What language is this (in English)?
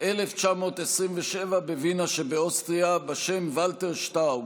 Hebrew